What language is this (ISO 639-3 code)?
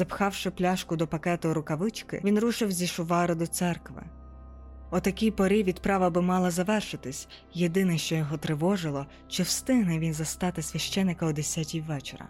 ukr